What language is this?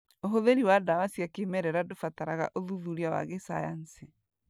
Kikuyu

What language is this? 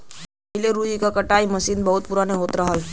Bhojpuri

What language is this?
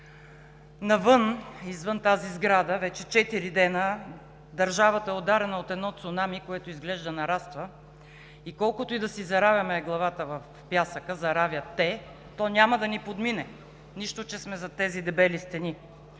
Bulgarian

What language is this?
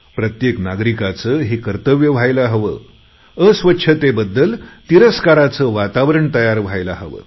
Marathi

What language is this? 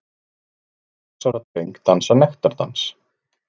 Icelandic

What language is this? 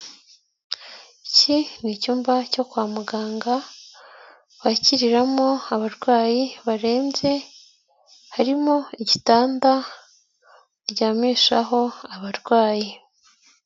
Kinyarwanda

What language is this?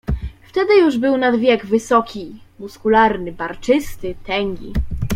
Polish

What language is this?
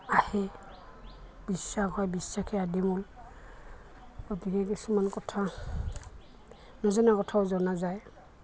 Assamese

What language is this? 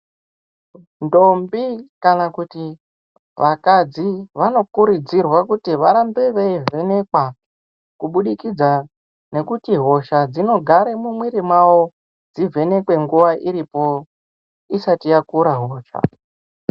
Ndau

